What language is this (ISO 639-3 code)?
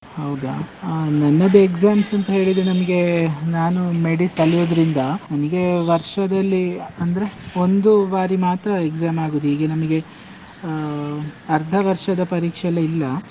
kan